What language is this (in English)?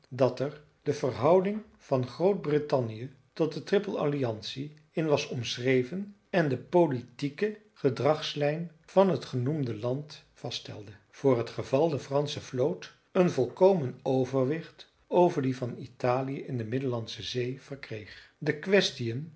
Dutch